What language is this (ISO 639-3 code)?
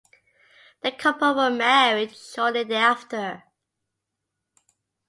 eng